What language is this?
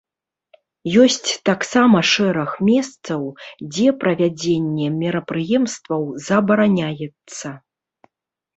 Belarusian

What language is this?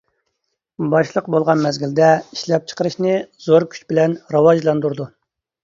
Uyghur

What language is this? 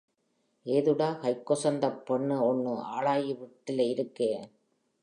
Tamil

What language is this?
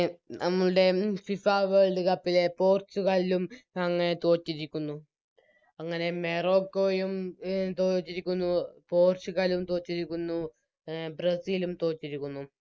Malayalam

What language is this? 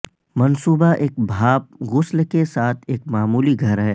Urdu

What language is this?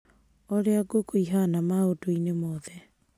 Kikuyu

